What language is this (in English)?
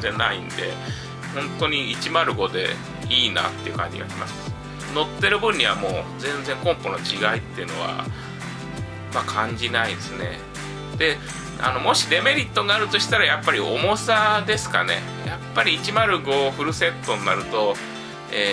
Japanese